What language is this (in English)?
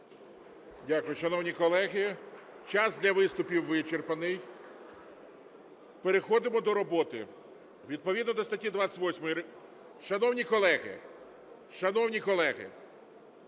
Ukrainian